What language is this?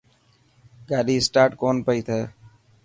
Dhatki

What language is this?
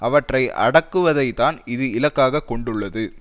Tamil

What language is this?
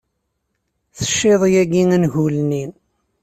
Kabyle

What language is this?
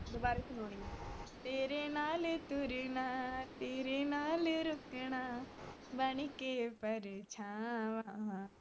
Punjabi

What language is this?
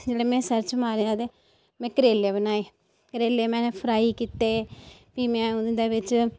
Dogri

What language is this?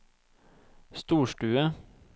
Norwegian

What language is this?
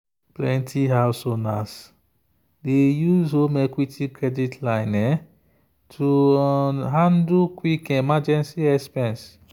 Nigerian Pidgin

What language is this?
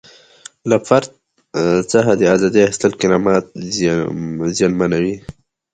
Pashto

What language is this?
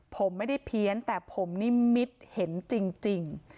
Thai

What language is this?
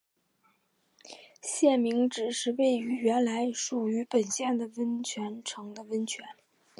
Chinese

